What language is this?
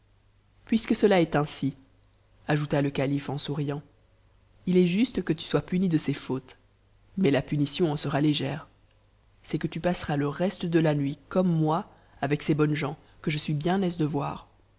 French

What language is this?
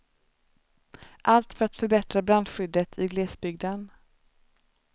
Swedish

